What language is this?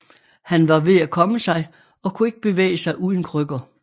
Danish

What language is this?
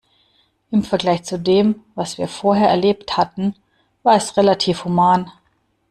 German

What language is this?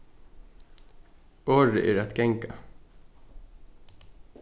Faroese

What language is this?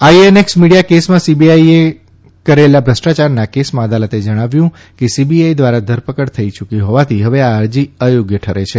Gujarati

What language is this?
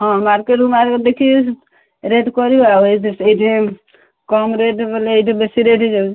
Odia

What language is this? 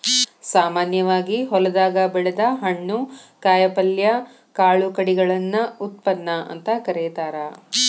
Kannada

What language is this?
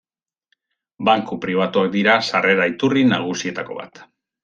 Basque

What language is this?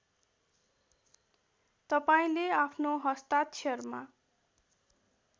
Nepali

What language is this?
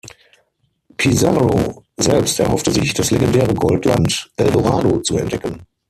German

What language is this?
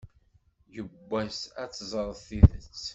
Kabyle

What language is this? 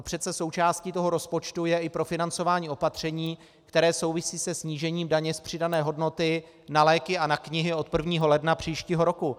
Czech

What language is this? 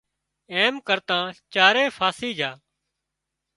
Wadiyara Koli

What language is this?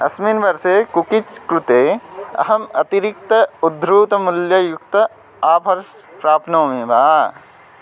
Sanskrit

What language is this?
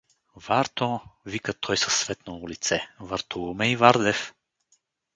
Bulgarian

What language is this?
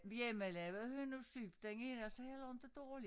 Danish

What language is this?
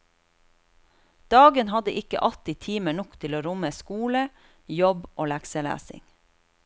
Norwegian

